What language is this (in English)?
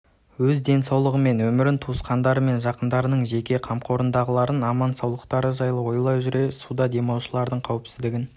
Kazakh